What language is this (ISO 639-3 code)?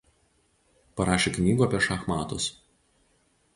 lit